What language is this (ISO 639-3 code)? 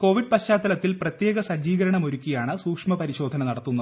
mal